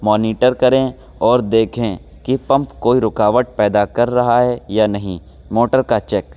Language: Urdu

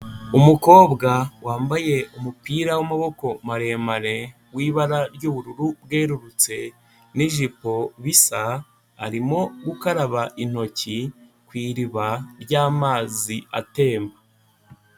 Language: Kinyarwanda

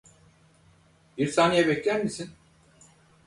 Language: Turkish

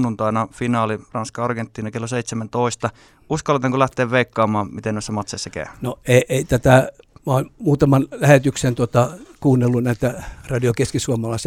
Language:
Finnish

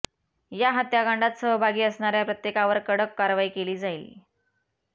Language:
Marathi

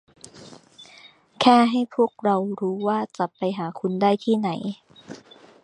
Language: Thai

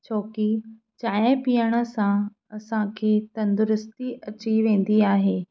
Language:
Sindhi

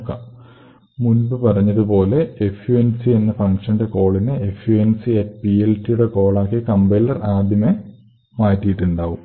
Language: Malayalam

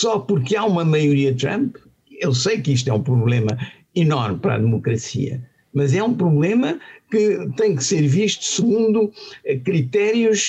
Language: Portuguese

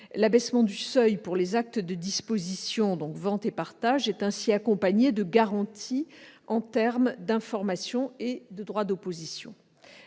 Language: French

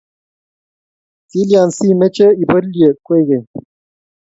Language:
Kalenjin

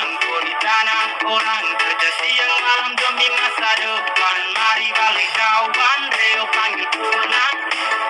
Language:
Indonesian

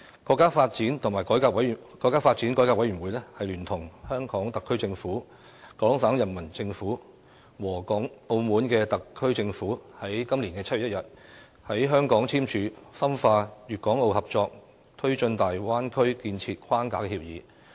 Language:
Cantonese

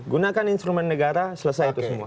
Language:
Indonesian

